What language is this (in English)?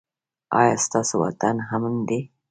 Pashto